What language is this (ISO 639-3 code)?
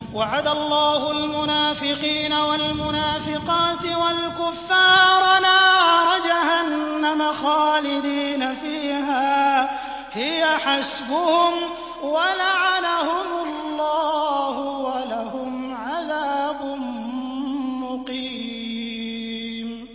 ara